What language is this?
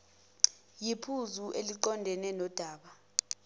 Zulu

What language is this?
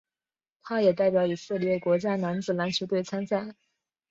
Chinese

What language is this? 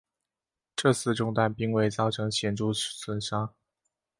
Chinese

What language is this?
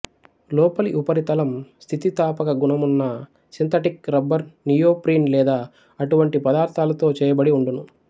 Telugu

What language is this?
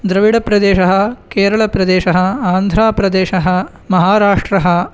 Sanskrit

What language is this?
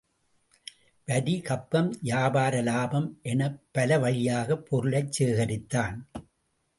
Tamil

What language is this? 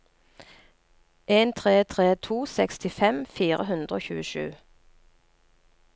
Norwegian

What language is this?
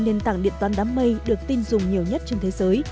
Vietnamese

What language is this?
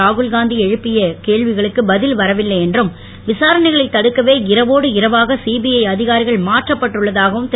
Tamil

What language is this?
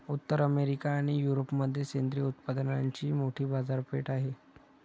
Marathi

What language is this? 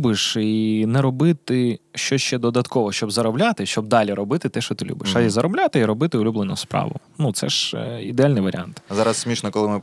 Ukrainian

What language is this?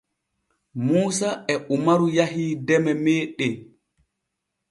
Borgu Fulfulde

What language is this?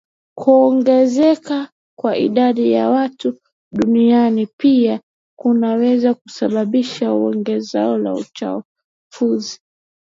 Swahili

